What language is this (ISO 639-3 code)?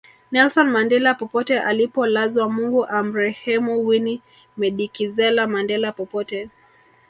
swa